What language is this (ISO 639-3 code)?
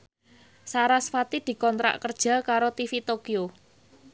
jav